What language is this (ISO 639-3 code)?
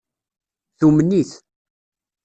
kab